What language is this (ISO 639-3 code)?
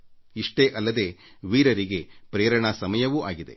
kan